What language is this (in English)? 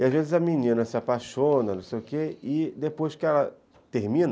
Portuguese